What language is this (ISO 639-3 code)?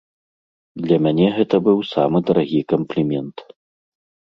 bel